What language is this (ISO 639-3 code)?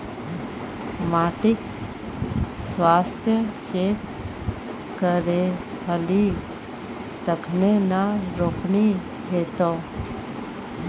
mai